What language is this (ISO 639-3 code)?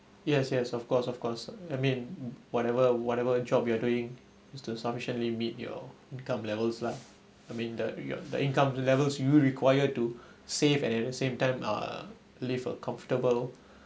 eng